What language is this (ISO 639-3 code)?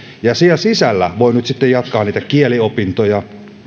fin